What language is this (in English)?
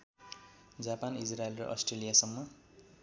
Nepali